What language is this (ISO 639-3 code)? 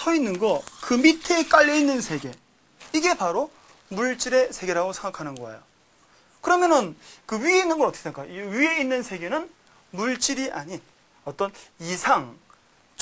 kor